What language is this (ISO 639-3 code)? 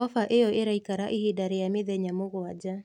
kik